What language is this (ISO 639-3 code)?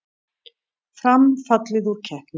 isl